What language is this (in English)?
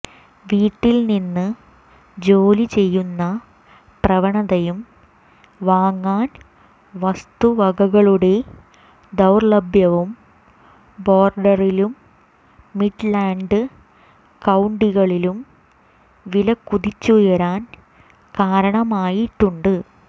Malayalam